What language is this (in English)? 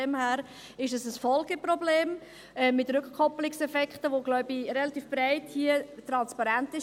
Swiss German